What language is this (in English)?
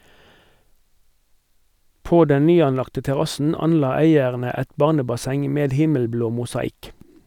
Norwegian